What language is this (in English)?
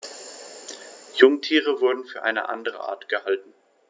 German